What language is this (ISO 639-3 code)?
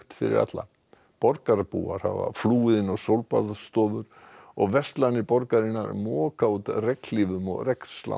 isl